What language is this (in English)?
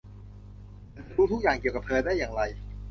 Thai